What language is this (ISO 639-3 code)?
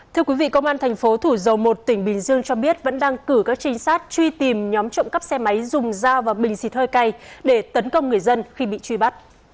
vie